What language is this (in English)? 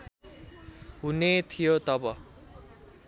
Nepali